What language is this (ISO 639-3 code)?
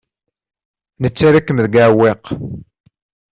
kab